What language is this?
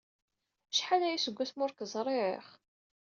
Kabyle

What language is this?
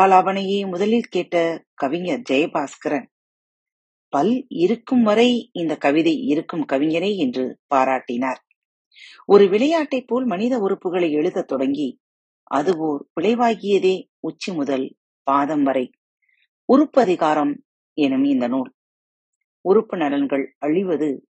Tamil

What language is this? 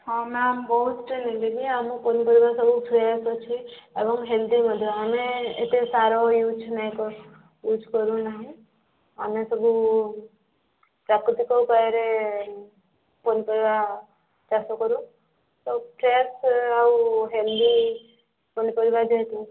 Odia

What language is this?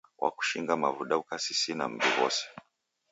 Taita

